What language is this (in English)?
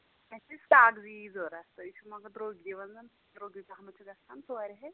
Kashmiri